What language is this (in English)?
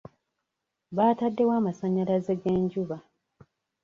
Ganda